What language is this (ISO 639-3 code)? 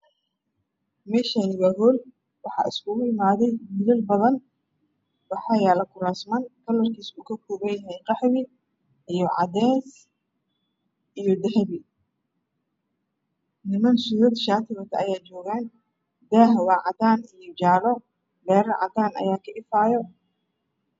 som